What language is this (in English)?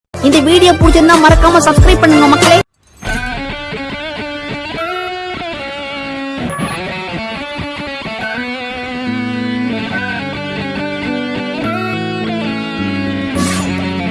Tamil